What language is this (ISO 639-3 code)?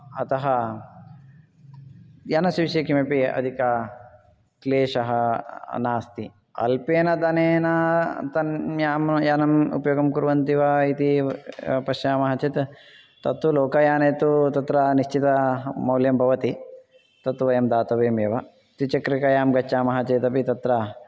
san